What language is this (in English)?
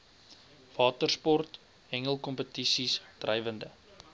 Afrikaans